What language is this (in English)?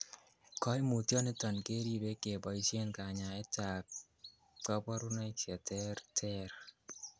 Kalenjin